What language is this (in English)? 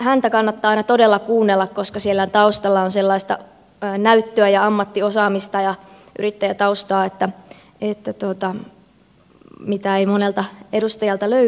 Finnish